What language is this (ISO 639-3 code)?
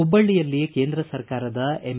kan